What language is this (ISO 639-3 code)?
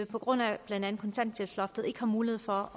dan